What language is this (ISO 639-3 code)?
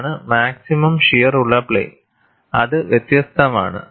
mal